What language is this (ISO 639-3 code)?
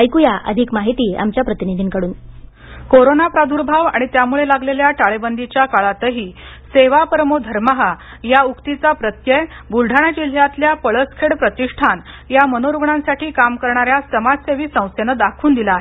mar